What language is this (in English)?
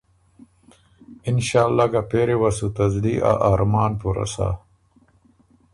Ormuri